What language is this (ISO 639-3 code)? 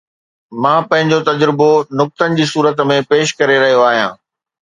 snd